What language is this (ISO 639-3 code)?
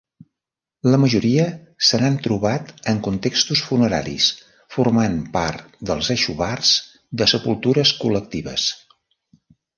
cat